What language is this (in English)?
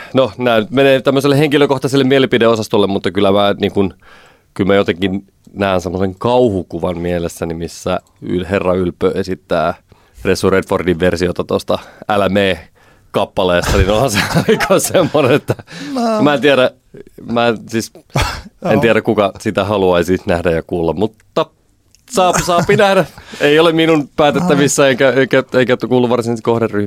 Finnish